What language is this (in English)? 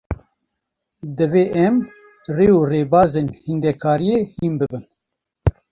Kurdish